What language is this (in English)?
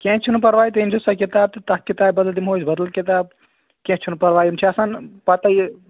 Kashmiri